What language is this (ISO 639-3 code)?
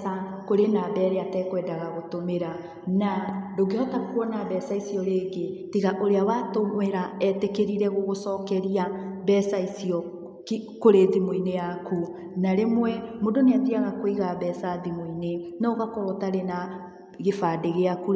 kik